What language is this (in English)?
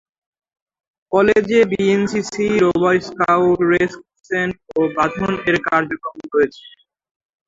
Bangla